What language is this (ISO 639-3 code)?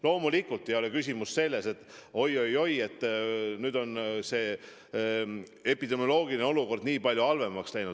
est